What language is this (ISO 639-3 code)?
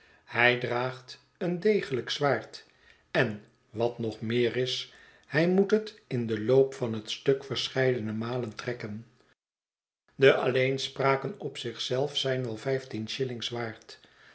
nld